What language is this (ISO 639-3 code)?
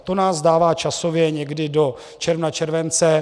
ces